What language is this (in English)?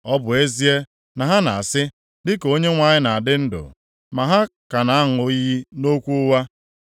Igbo